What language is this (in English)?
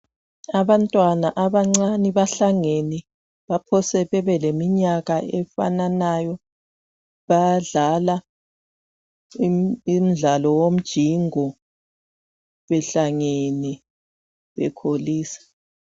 North Ndebele